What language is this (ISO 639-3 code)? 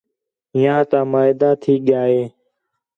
xhe